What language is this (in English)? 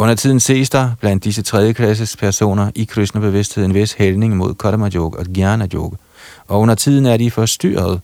Danish